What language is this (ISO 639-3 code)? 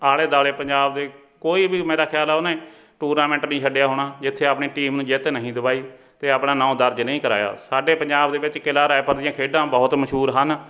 pan